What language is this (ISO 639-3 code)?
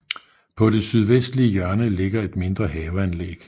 dan